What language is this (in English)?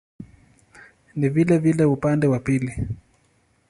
Swahili